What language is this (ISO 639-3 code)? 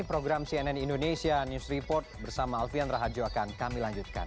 ind